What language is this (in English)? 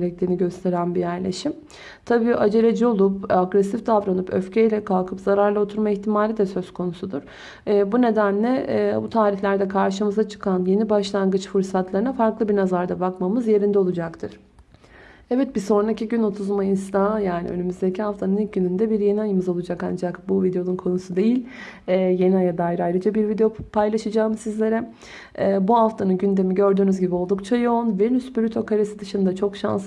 Turkish